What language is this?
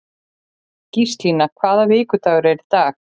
Icelandic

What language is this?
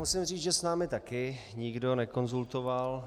Czech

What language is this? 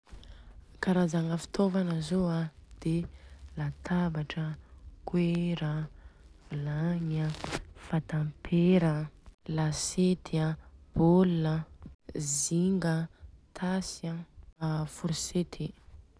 Southern Betsimisaraka Malagasy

